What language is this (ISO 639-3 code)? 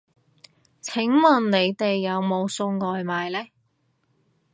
yue